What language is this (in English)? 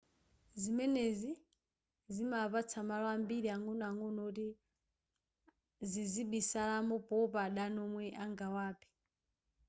Nyanja